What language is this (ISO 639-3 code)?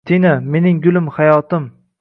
uzb